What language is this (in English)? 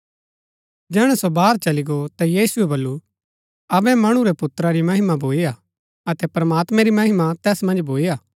Gaddi